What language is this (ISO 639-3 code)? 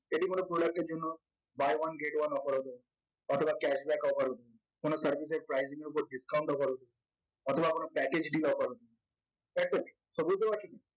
ben